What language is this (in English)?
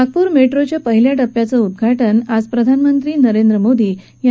Marathi